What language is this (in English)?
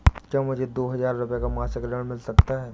Hindi